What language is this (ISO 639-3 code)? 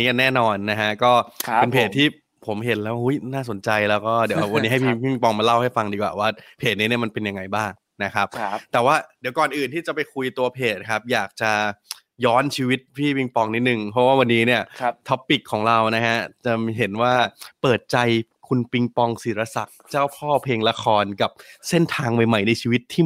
tha